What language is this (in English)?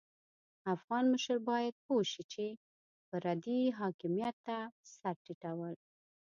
Pashto